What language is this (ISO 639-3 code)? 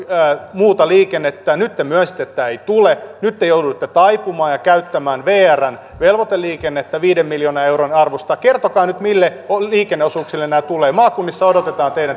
fin